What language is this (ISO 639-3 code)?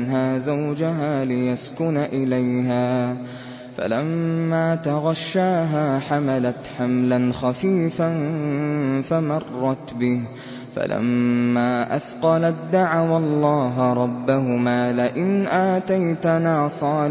ara